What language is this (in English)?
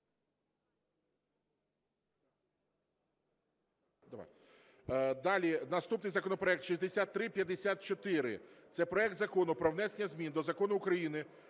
Ukrainian